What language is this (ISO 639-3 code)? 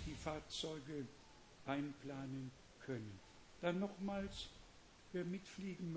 hun